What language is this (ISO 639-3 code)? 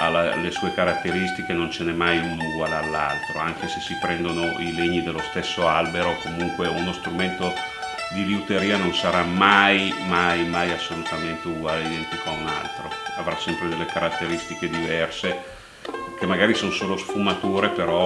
ita